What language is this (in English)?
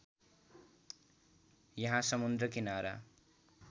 Nepali